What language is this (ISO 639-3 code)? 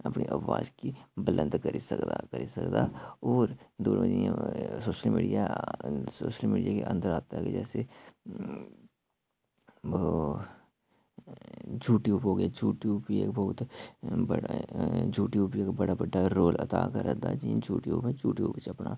doi